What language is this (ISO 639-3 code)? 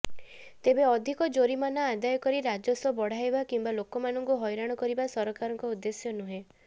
ori